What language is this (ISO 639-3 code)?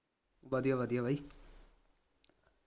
pan